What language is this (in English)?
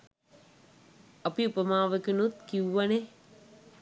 Sinhala